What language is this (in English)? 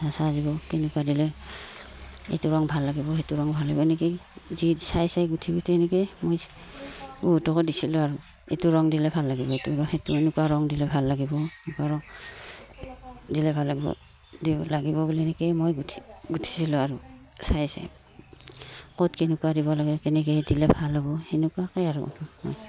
Assamese